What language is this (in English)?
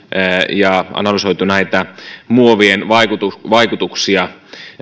Finnish